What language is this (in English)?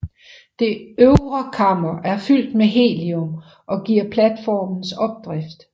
Danish